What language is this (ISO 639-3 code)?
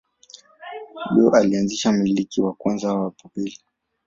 swa